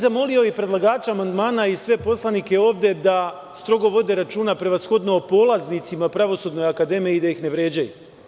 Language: Serbian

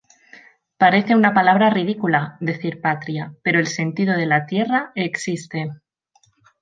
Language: Spanish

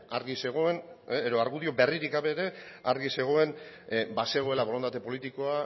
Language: Basque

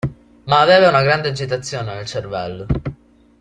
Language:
Italian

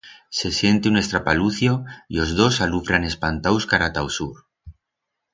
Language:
Aragonese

